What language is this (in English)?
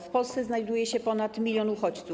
Polish